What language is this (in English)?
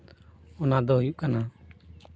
Santali